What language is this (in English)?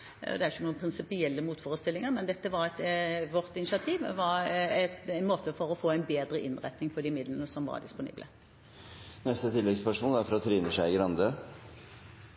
Norwegian